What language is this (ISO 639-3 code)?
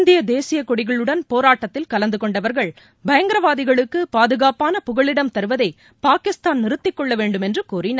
tam